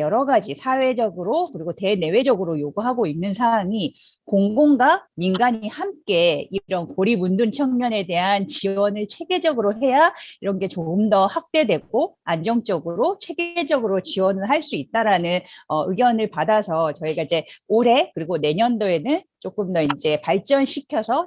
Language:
Korean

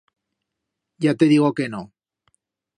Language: Aragonese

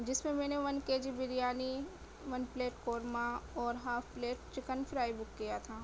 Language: Urdu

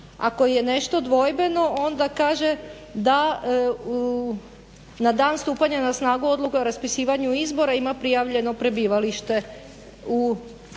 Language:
Croatian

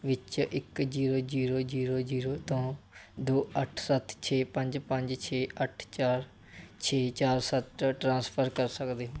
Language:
Punjabi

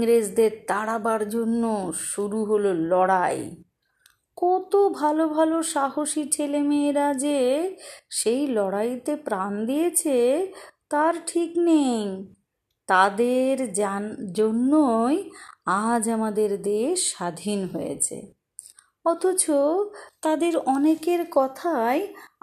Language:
Bangla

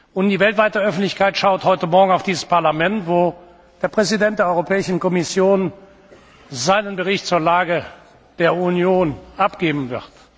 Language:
German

